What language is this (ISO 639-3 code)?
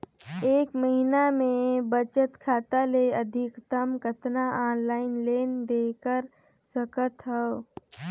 hne